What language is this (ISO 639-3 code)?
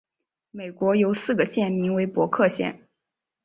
zho